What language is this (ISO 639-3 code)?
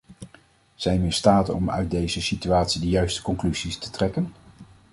nld